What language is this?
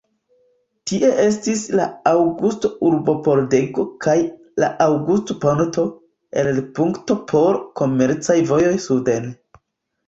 Esperanto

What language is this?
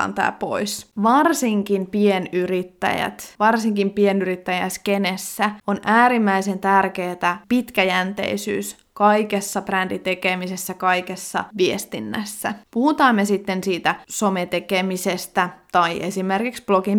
Finnish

